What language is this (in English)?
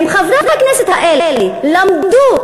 Hebrew